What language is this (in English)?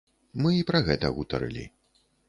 Belarusian